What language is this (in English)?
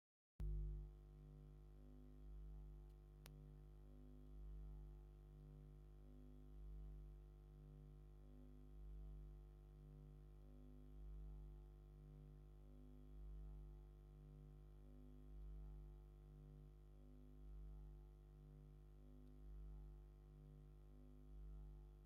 Tigrinya